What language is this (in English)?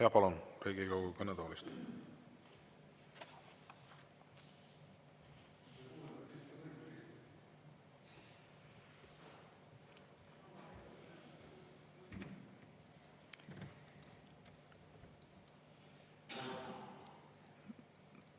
Estonian